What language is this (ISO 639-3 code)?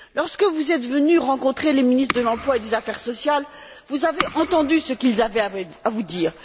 fra